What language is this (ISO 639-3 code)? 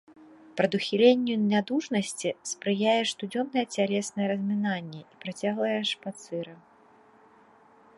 bel